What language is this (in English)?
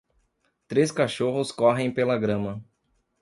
Portuguese